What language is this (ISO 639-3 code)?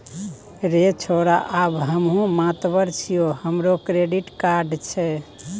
mai